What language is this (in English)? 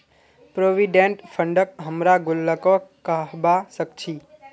Magahi